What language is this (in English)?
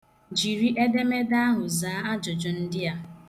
Igbo